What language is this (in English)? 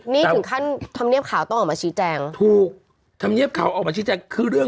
Thai